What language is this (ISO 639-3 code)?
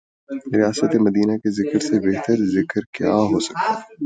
urd